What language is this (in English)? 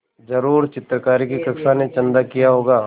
Hindi